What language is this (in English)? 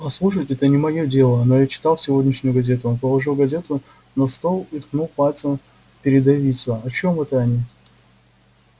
Russian